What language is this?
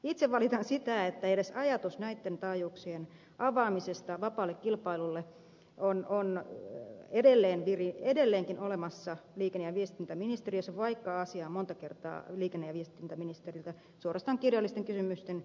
Finnish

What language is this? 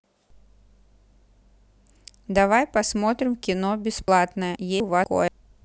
Russian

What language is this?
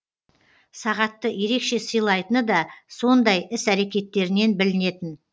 Kazakh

